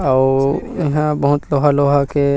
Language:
Chhattisgarhi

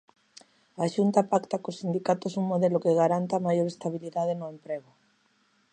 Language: Galician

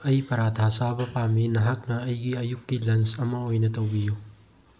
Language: Manipuri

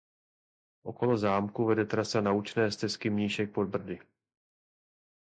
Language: Czech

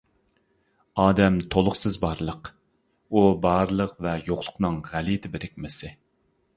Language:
Uyghur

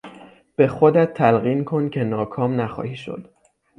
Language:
Persian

